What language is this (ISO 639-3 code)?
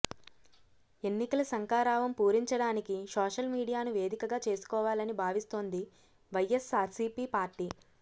tel